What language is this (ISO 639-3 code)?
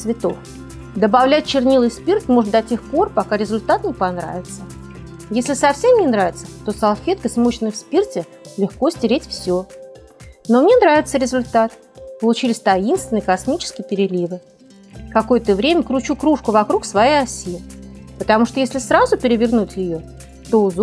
rus